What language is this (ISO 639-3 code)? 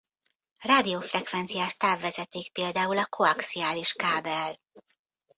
hun